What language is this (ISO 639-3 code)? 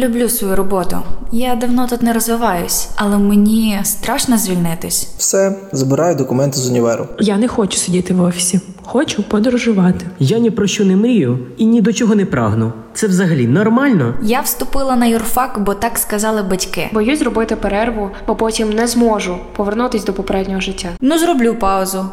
ukr